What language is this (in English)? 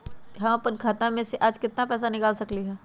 Magahi